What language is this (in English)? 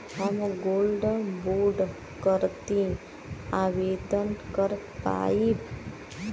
Bhojpuri